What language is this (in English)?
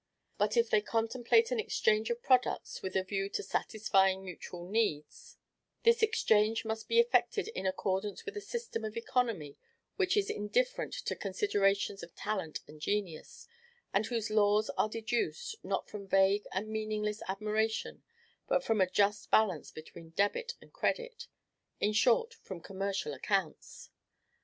English